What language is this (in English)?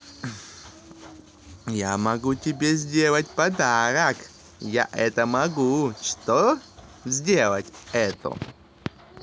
Russian